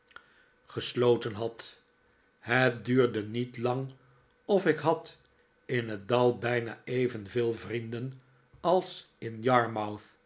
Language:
Dutch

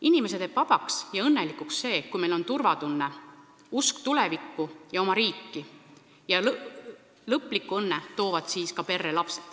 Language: Estonian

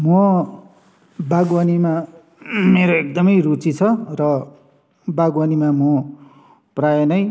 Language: Nepali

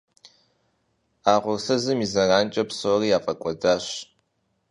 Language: Kabardian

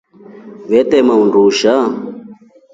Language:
Rombo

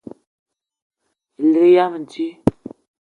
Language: Eton (Cameroon)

